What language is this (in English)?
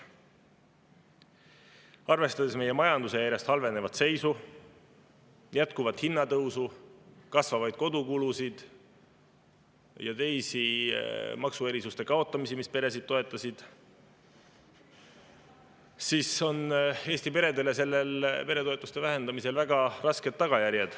Estonian